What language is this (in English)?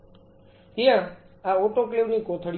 Gujarati